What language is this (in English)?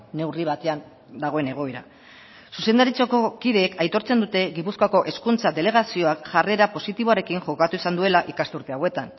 Basque